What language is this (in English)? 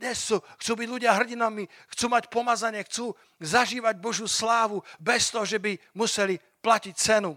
Slovak